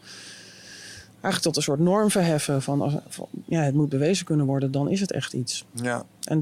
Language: Dutch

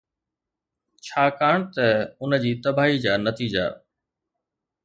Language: Sindhi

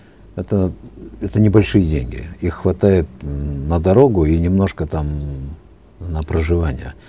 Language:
Kazakh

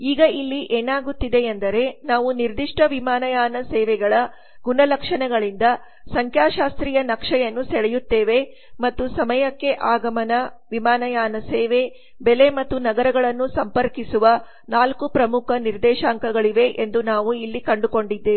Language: Kannada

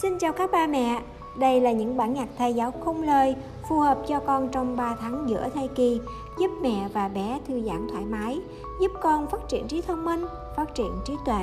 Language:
Vietnamese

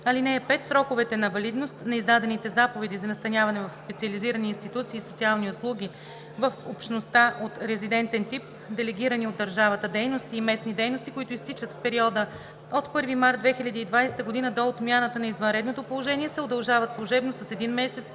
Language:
Bulgarian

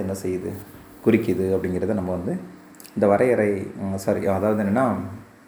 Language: Tamil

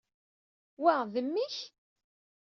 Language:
Kabyle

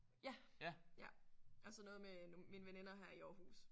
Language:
Danish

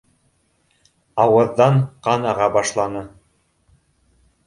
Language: Bashkir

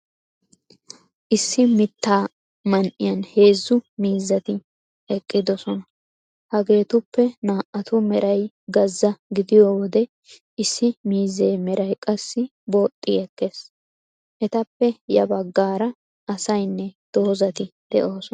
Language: Wolaytta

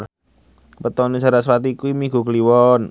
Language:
Javanese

